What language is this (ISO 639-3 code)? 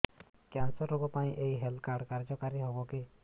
ori